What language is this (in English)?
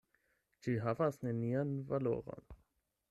Esperanto